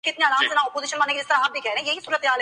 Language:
Urdu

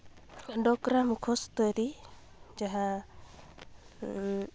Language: Santali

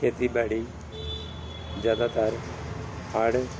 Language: Punjabi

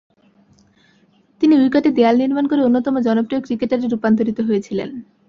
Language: Bangla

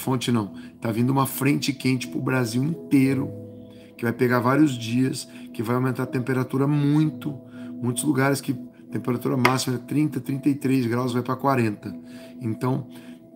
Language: Portuguese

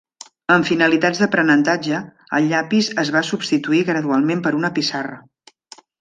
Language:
Catalan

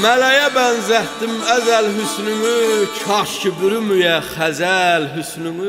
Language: Turkish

